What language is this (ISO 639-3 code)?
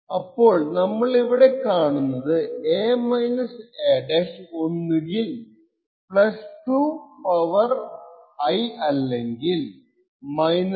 mal